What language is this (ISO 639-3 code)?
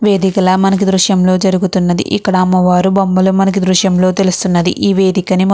tel